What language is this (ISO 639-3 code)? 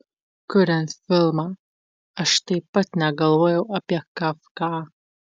lit